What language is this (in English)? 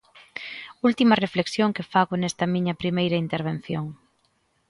Galician